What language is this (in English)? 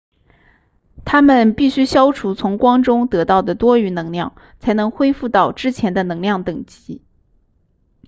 Chinese